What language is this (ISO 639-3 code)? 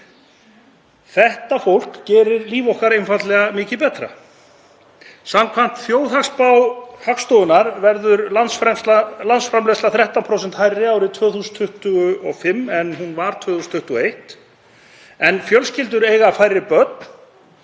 isl